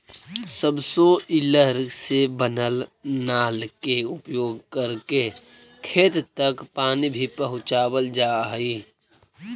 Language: Magahi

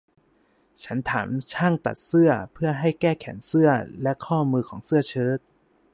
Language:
Thai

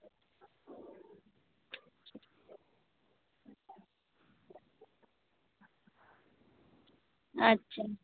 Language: Santali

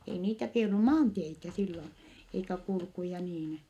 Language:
Finnish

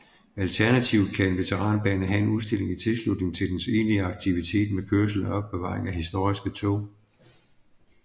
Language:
Danish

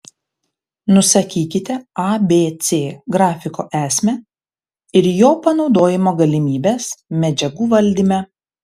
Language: Lithuanian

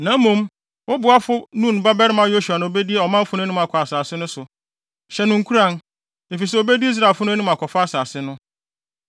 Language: Akan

